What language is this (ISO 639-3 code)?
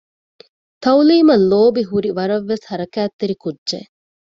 div